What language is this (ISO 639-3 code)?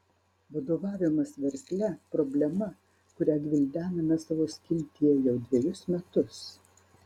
lit